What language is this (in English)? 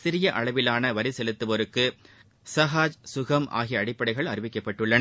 Tamil